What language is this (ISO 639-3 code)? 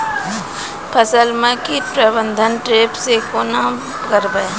mai